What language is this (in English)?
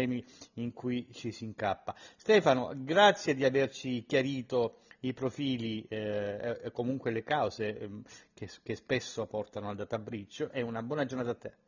Italian